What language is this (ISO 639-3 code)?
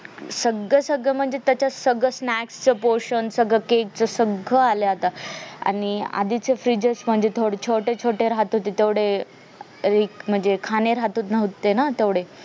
mar